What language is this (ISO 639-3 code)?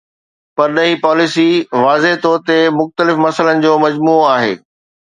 snd